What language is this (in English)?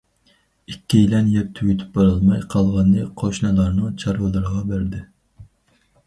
Uyghur